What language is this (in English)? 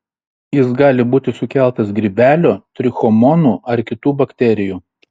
Lithuanian